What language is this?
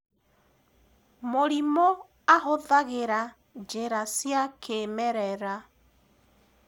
Kikuyu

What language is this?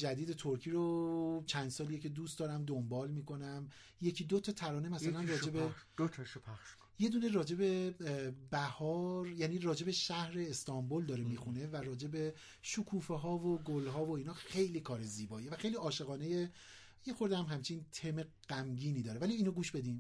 Persian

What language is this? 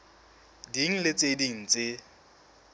Southern Sotho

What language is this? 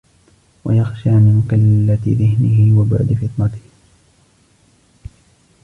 Arabic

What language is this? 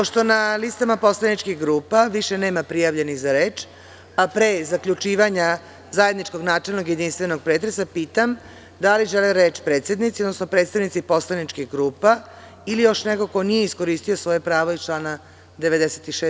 Serbian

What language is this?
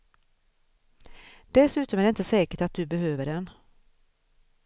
Swedish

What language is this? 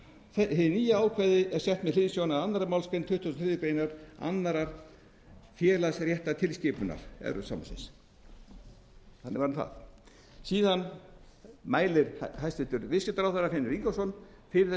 Icelandic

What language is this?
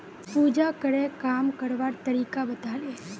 Magahi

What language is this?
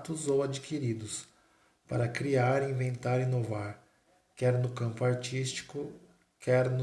Portuguese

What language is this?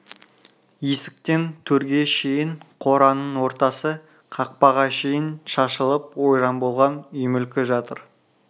Kazakh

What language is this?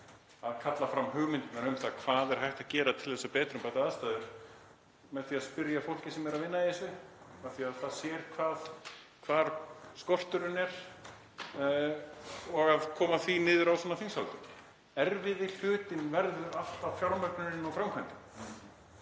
Icelandic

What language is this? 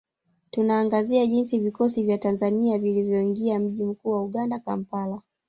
Swahili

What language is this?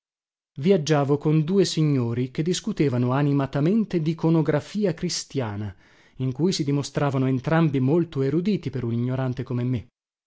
Italian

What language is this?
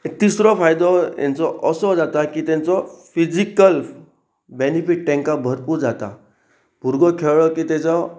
Konkani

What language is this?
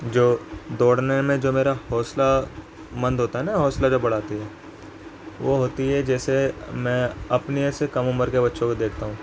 Urdu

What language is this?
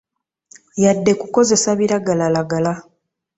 Ganda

